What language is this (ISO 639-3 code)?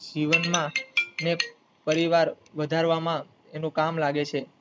guj